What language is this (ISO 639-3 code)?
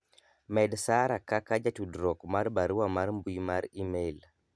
luo